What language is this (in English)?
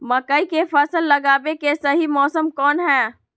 Magahi